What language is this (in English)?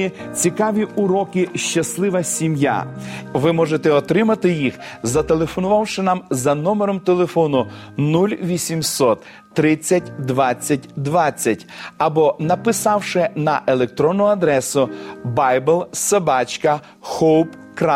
Ukrainian